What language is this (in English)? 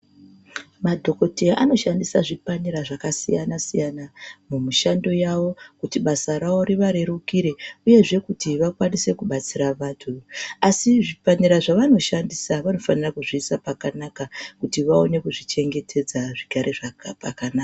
Ndau